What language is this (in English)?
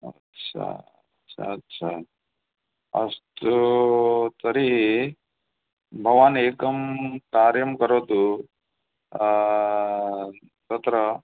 Sanskrit